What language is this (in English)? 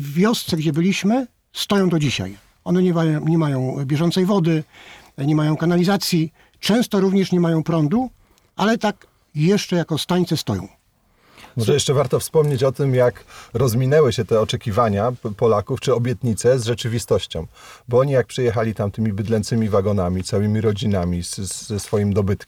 Polish